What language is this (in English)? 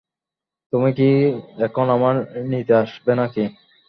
Bangla